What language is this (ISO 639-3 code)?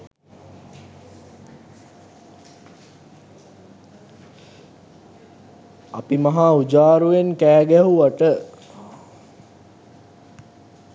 sin